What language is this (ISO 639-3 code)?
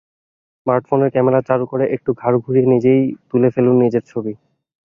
ben